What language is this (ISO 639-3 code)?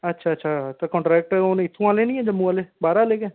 doi